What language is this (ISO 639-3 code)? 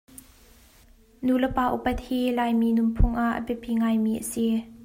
cnh